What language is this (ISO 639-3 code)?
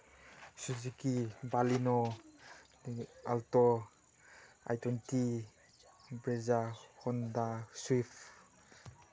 mni